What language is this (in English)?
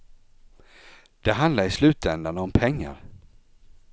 Swedish